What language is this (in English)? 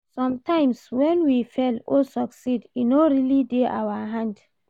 Nigerian Pidgin